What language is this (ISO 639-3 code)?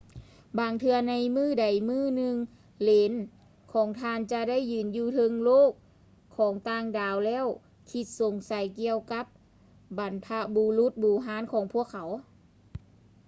lao